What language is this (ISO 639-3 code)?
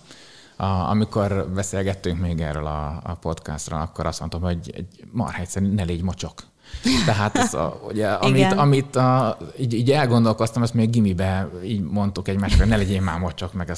hun